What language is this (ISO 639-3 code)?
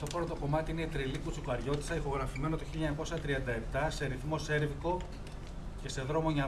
ell